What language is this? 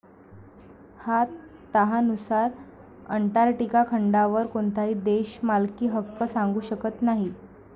Marathi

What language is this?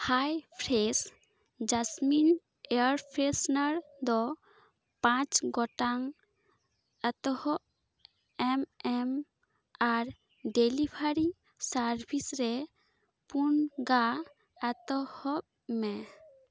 Santali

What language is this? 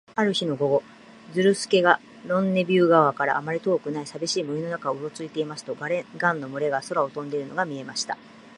Japanese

